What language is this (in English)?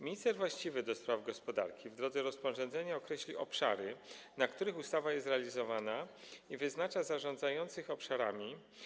Polish